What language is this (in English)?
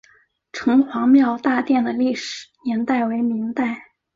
Chinese